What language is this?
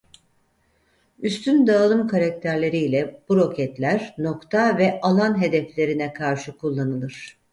Turkish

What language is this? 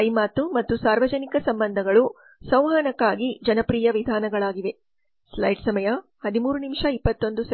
Kannada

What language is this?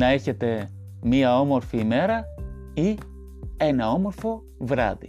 Greek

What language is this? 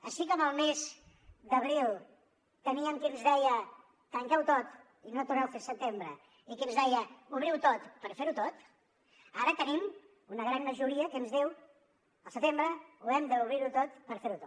Catalan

